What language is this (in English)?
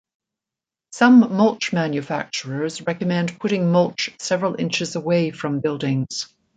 English